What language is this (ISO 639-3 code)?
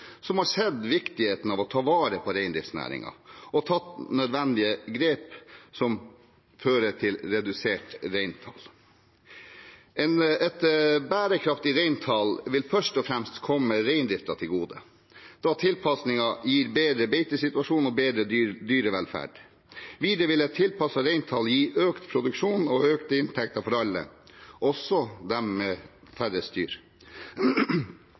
nob